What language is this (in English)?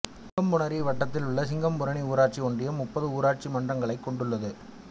Tamil